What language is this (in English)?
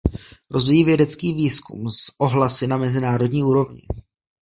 Czech